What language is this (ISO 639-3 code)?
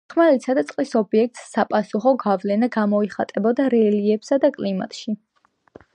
kat